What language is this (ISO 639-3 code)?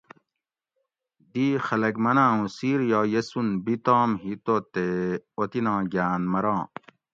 gwc